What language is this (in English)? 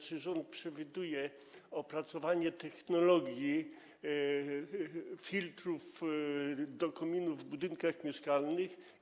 Polish